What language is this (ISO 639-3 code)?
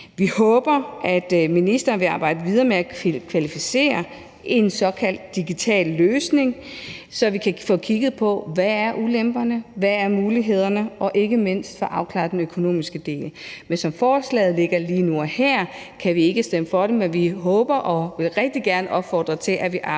dan